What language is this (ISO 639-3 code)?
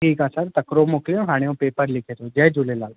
snd